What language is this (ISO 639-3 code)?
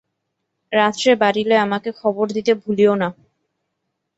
ben